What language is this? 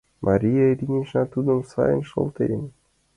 Mari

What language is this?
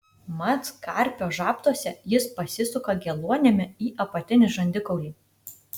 Lithuanian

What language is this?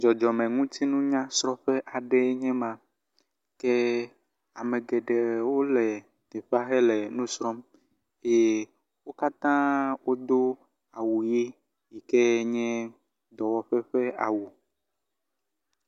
Ewe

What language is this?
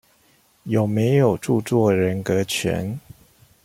Chinese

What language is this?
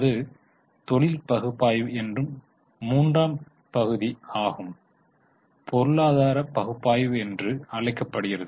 Tamil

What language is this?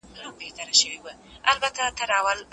Pashto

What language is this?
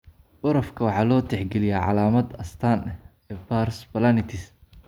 Somali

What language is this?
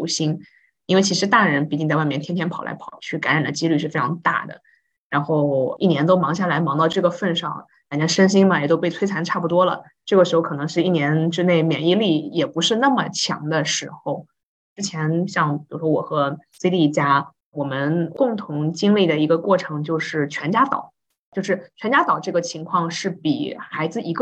Chinese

